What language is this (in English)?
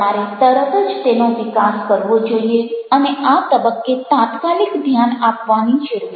Gujarati